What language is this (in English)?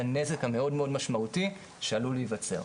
Hebrew